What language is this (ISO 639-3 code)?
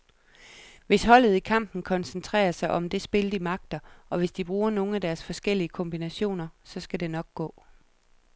dan